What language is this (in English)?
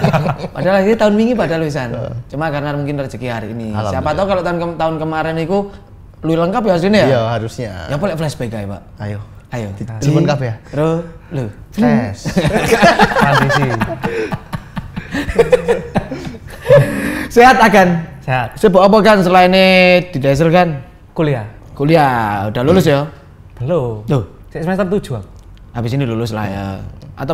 Indonesian